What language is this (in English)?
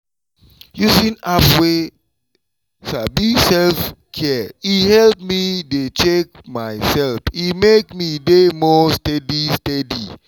Nigerian Pidgin